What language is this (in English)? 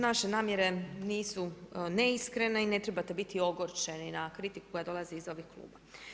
Croatian